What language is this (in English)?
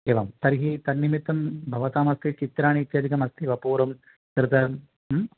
Sanskrit